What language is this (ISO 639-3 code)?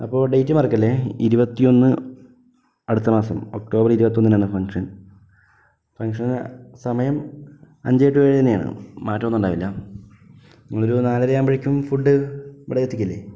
mal